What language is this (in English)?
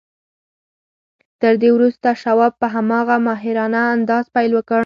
Pashto